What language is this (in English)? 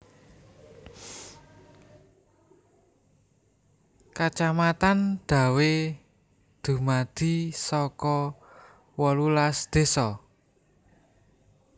Javanese